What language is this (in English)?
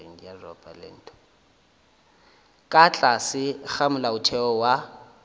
Northern Sotho